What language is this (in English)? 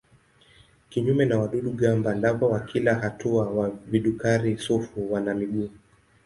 Swahili